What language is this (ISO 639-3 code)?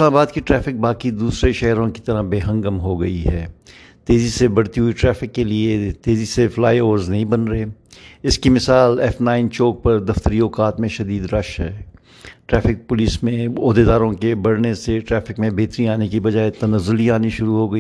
urd